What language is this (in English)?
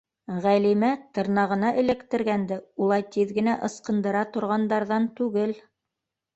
Bashkir